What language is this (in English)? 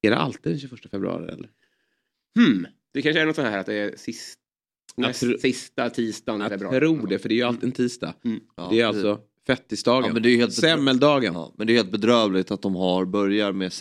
Swedish